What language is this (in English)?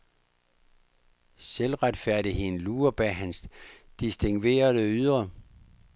Danish